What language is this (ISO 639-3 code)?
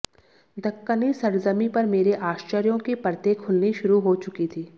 hin